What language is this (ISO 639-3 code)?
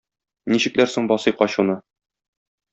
tat